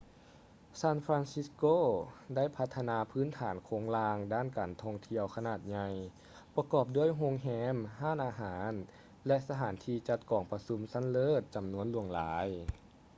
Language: Lao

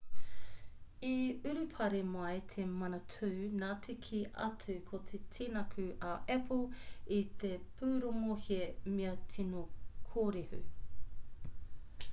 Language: Māori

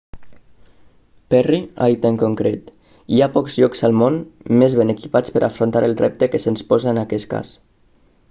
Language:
Catalan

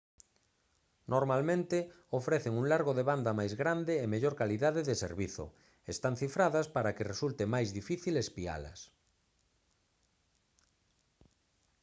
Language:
Galician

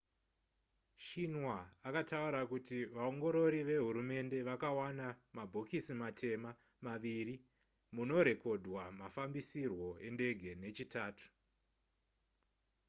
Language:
Shona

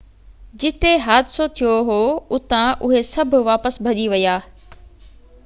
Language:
Sindhi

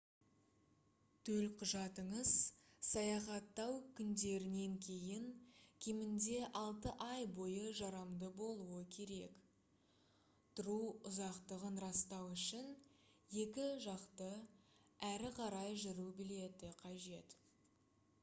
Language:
Kazakh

